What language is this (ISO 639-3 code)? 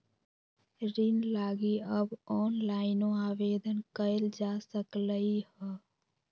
mag